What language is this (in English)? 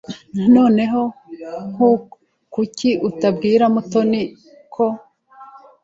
Kinyarwanda